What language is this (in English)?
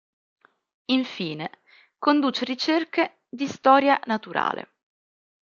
Italian